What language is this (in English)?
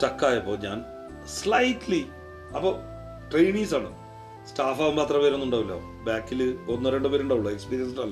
Malayalam